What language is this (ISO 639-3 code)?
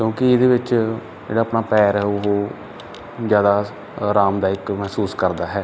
pan